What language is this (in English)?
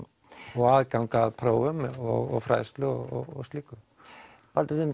Icelandic